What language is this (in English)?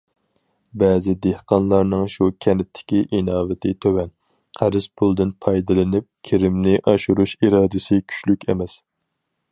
Uyghur